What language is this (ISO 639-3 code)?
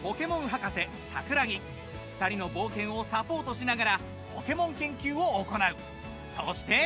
jpn